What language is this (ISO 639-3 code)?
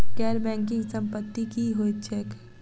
mai